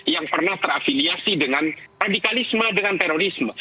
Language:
Indonesian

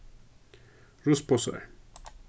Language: Faroese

